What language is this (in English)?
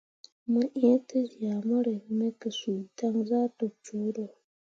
Mundang